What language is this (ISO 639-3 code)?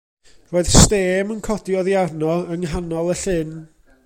cym